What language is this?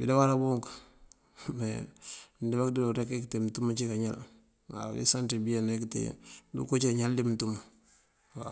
Mandjak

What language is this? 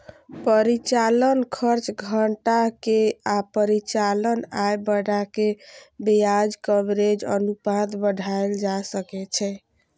Maithili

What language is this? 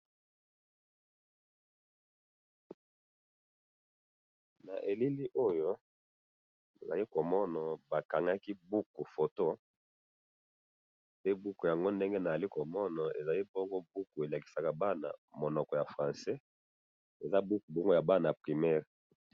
Lingala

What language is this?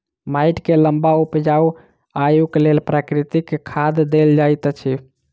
Maithili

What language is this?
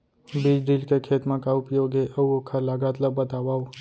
Chhattisgarhi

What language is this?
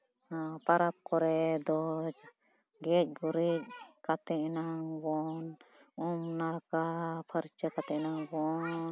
Santali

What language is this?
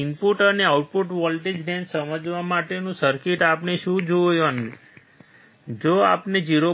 Gujarati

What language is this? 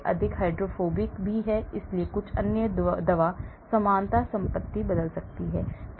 Hindi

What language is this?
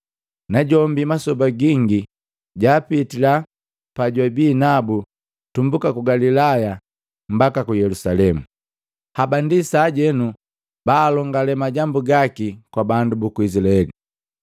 Matengo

